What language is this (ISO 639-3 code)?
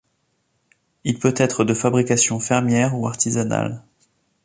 fra